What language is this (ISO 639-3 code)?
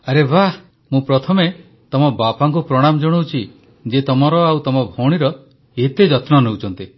ori